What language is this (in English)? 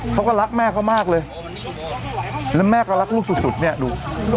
Thai